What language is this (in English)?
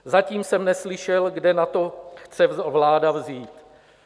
Czech